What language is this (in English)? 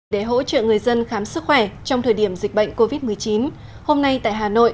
Vietnamese